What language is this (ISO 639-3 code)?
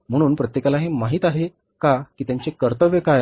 mar